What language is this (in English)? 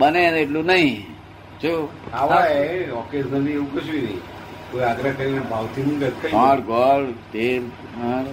Gujarati